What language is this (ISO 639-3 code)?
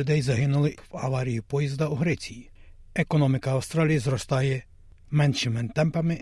ukr